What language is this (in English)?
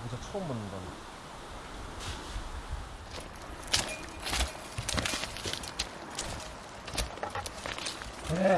Korean